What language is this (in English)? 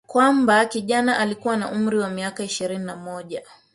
Swahili